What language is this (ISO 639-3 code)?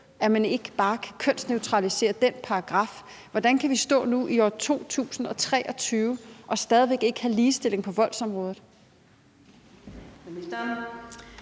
dan